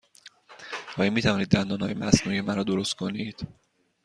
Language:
Persian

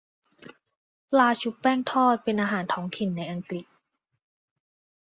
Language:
Thai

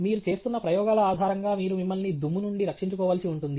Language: Telugu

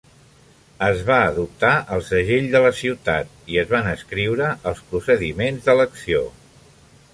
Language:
Catalan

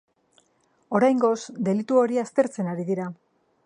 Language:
Basque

